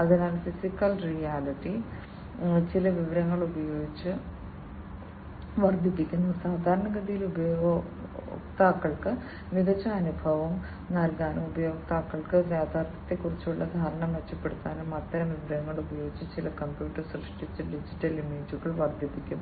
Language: Malayalam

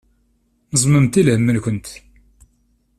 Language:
Kabyle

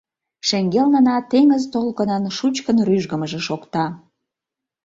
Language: Mari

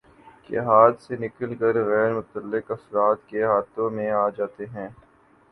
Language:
Urdu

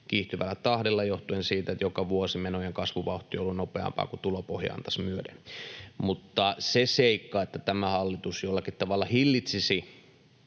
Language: Finnish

